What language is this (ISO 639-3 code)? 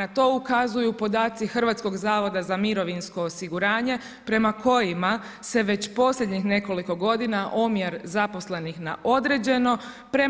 hrv